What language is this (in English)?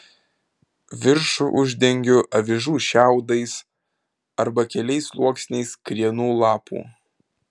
Lithuanian